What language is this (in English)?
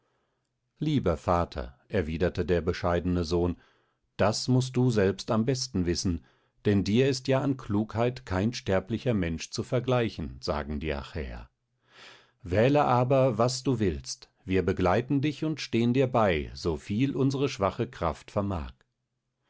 German